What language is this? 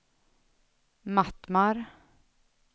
Swedish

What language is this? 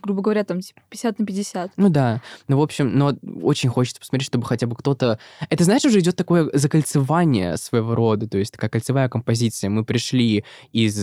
Russian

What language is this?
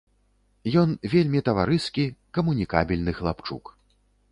Belarusian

